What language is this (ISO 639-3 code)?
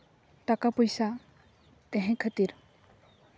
sat